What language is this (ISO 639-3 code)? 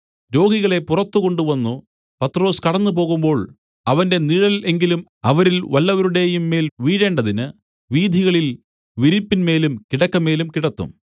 mal